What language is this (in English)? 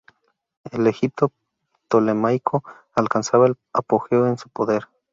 Spanish